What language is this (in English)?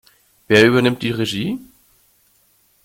German